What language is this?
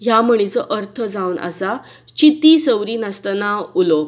Konkani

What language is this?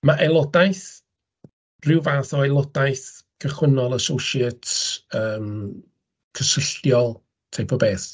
Welsh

